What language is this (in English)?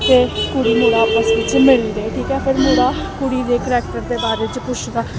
Dogri